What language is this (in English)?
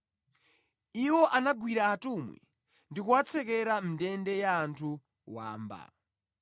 Nyanja